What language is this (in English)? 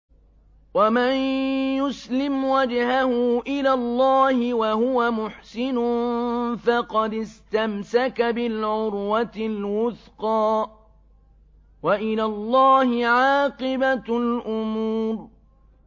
Arabic